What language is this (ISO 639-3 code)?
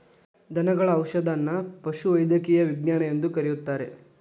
kan